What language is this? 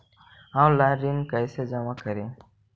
Magahi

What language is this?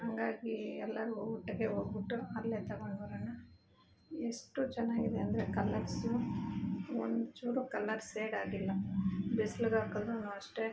Kannada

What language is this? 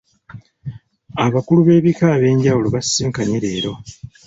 Ganda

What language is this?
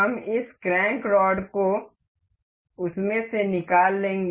Hindi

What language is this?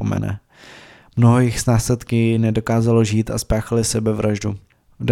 Czech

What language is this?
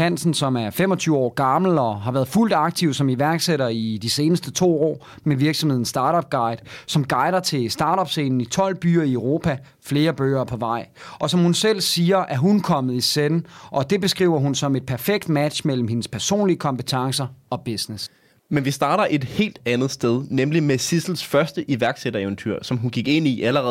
Danish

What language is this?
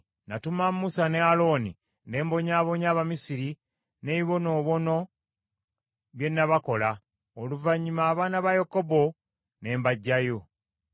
Ganda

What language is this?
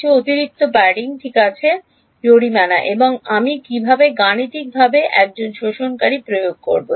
Bangla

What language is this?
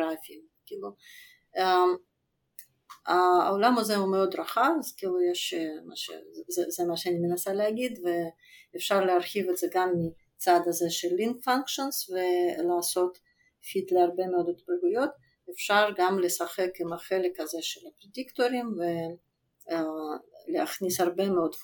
Hebrew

